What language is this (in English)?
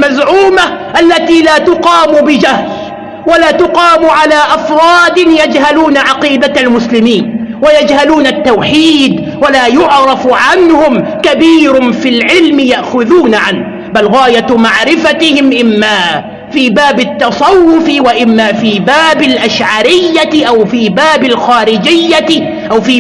Arabic